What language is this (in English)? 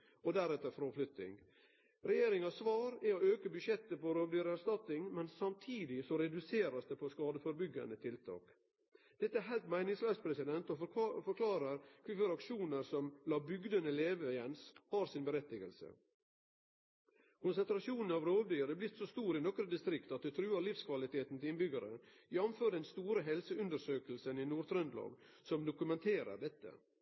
Norwegian Nynorsk